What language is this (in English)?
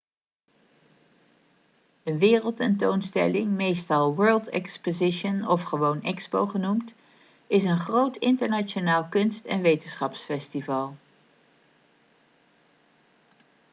Dutch